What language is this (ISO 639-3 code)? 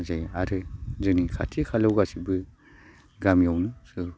brx